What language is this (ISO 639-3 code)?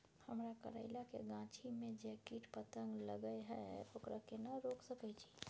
mai